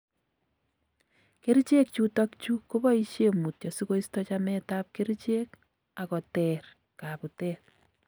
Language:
Kalenjin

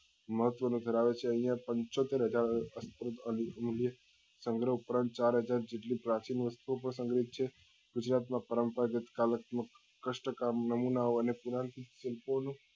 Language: Gujarati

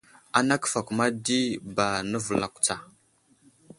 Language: Wuzlam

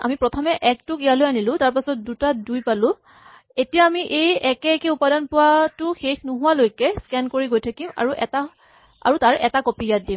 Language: Assamese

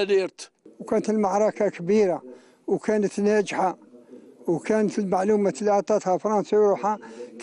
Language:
Arabic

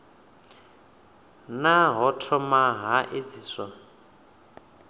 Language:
Venda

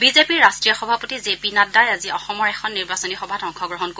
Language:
Assamese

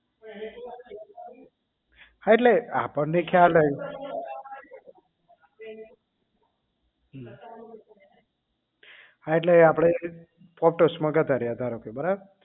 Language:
Gujarati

